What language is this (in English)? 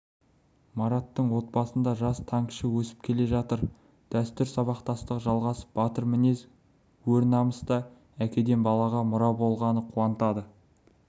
Kazakh